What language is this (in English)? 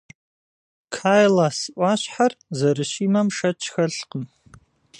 Kabardian